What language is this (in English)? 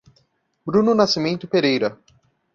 Portuguese